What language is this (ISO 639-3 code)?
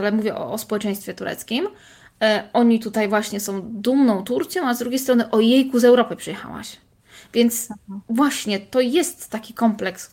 pol